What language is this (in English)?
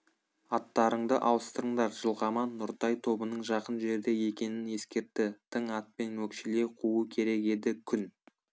Kazakh